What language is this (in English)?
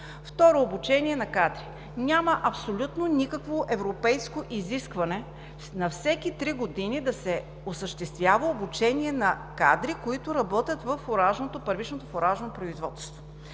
Bulgarian